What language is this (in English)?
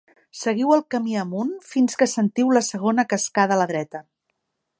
Catalan